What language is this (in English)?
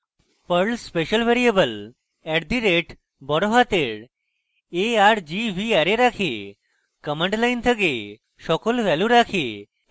Bangla